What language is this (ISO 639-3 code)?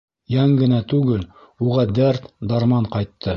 bak